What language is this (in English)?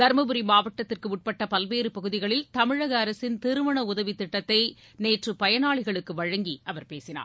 Tamil